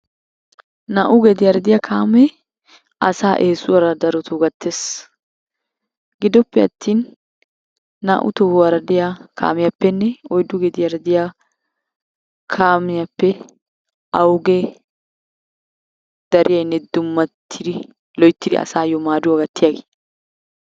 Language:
Wolaytta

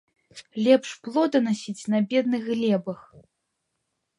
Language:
Belarusian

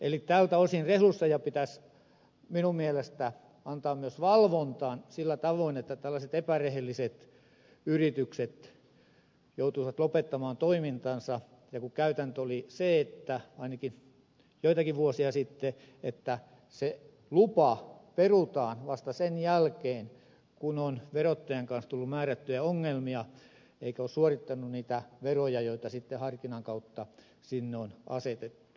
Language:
Finnish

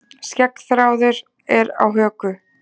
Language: Icelandic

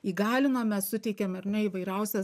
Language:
Lithuanian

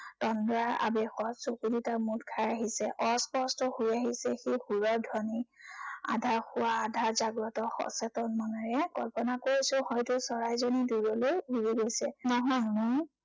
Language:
Assamese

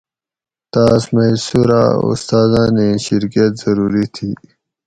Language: Gawri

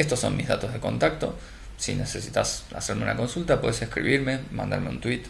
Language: Spanish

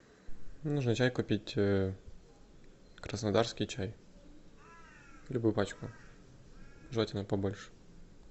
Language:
Russian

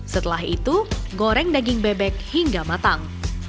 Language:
Indonesian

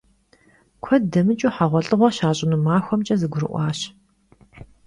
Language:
Kabardian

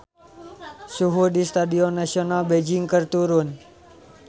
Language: Sundanese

